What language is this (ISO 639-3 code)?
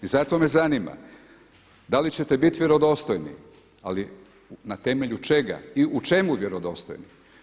hrv